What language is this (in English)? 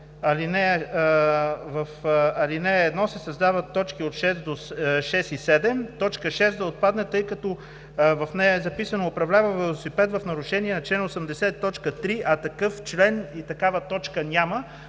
Bulgarian